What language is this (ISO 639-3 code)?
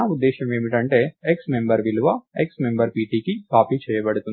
tel